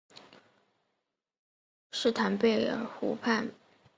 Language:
Chinese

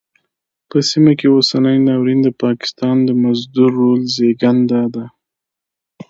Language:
Pashto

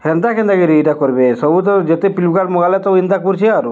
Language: Odia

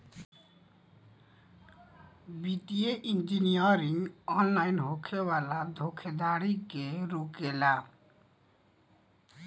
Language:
Bhojpuri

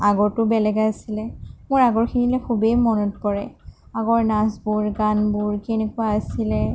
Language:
Assamese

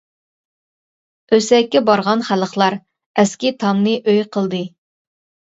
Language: Uyghur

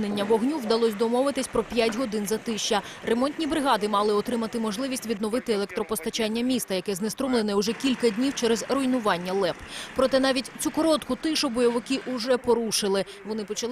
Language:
Ukrainian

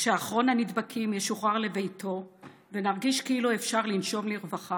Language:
Hebrew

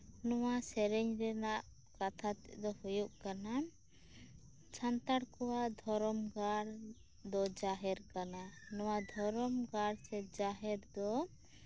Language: Santali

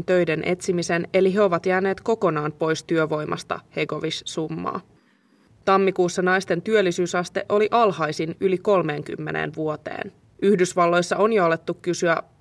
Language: Finnish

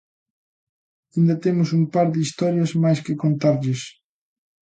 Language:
Galician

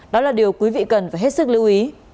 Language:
Vietnamese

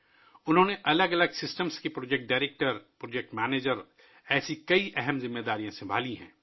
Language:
Urdu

